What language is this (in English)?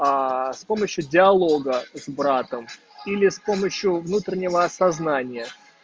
Russian